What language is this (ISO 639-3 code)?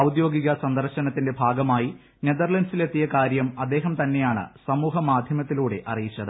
mal